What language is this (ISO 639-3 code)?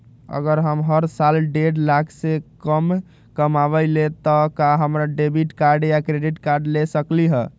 mag